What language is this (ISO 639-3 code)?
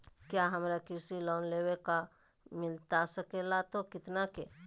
mag